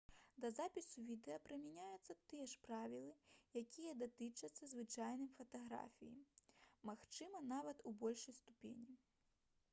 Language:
Belarusian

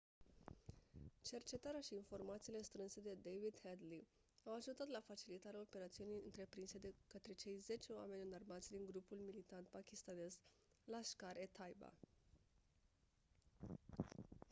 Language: Romanian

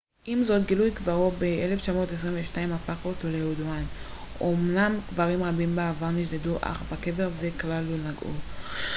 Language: Hebrew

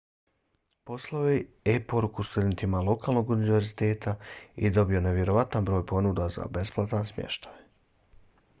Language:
Bosnian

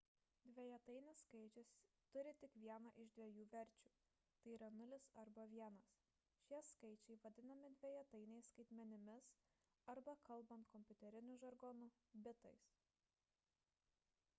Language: Lithuanian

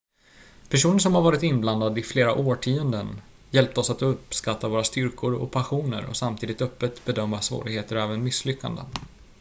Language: Swedish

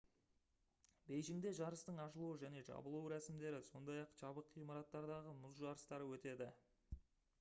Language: Kazakh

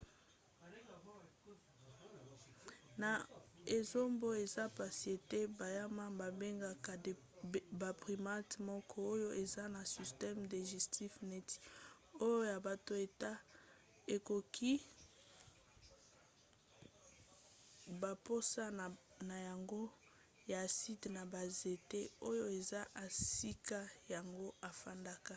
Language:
Lingala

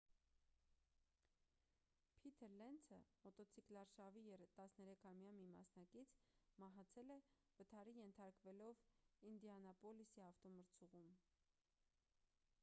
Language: Armenian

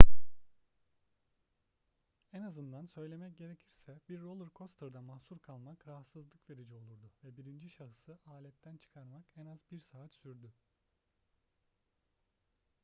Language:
Turkish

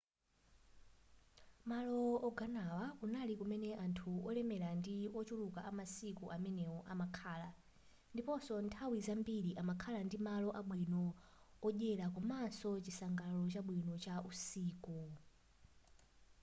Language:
Nyanja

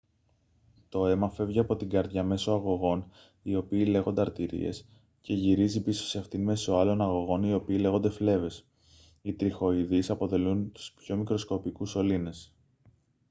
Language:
Greek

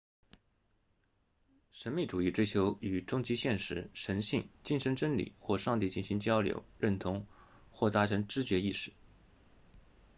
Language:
Chinese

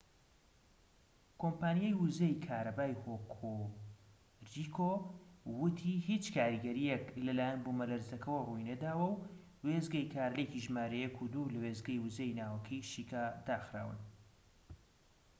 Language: Central Kurdish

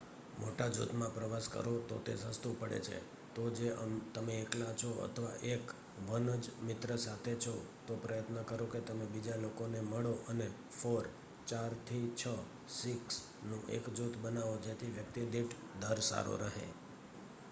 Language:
Gujarati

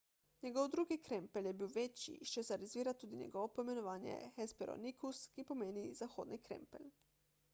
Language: Slovenian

